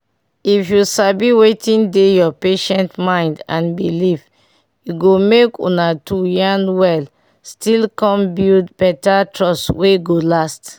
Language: Nigerian Pidgin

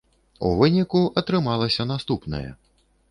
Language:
Belarusian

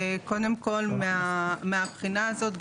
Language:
Hebrew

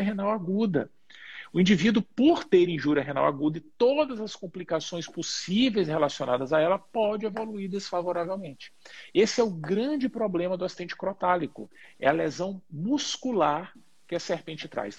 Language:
Portuguese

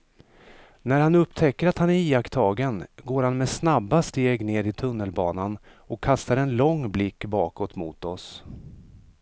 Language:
Swedish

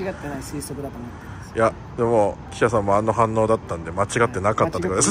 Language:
Japanese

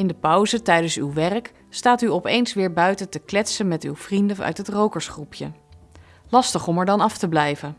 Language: Dutch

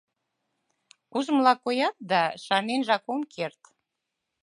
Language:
Mari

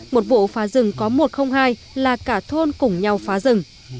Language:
Vietnamese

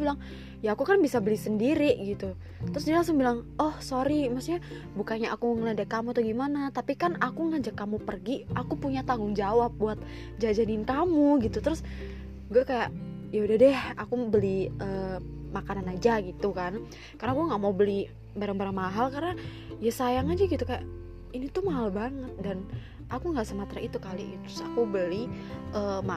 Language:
Indonesian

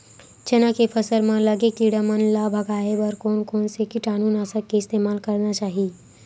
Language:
Chhattisgarhi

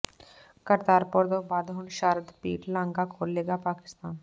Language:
Punjabi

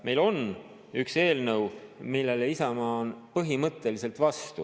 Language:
Estonian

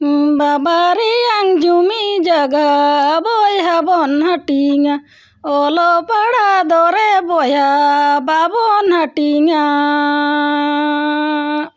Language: Santali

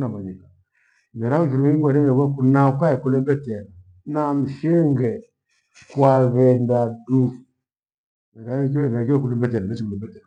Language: Gweno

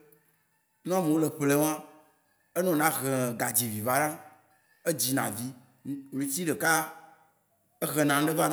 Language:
Waci Gbe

